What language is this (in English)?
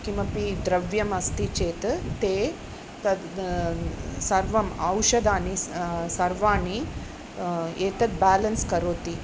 Sanskrit